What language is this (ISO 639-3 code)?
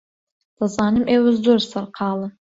ckb